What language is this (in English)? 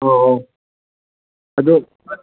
Manipuri